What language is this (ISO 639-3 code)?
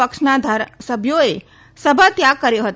guj